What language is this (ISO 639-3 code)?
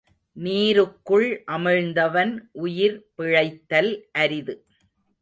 tam